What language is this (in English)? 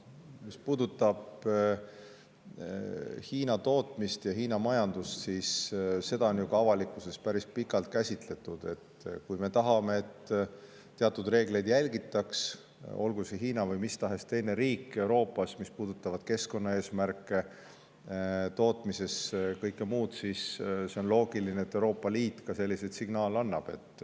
Estonian